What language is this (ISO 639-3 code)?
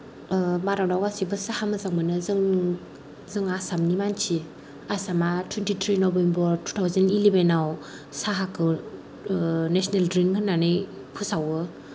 brx